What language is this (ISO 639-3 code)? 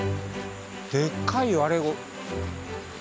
jpn